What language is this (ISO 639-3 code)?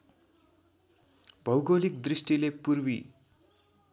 nep